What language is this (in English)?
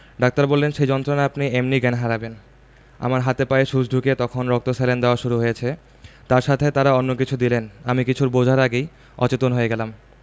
Bangla